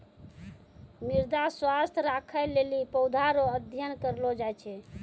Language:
Maithili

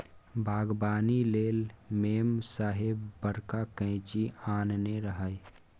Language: Maithili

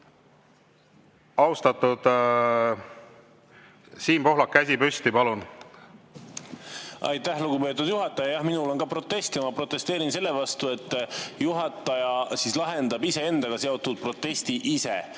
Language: Estonian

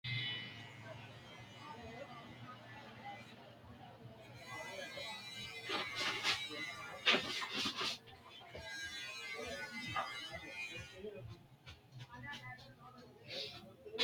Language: Sidamo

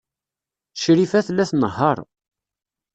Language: Kabyle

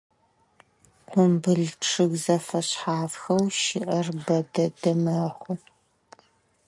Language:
Adyghe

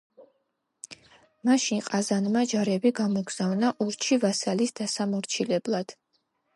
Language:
Georgian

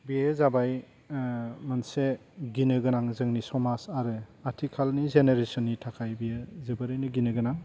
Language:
Bodo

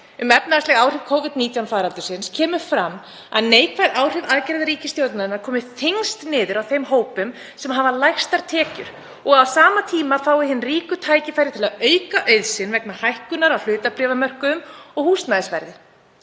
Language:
Icelandic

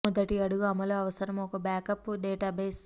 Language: Telugu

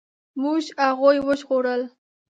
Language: Pashto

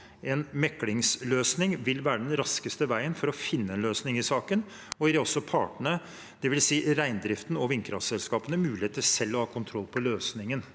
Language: Norwegian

